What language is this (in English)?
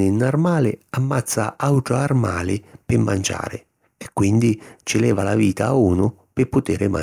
Sicilian